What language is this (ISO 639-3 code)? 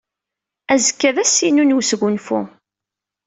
kab